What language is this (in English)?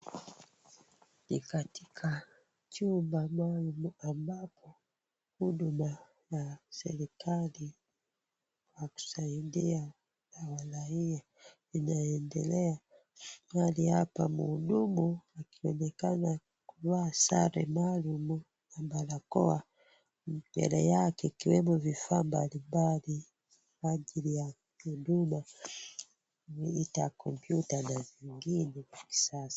Swahili